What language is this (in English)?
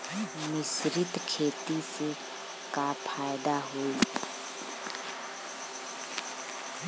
Bhojpuri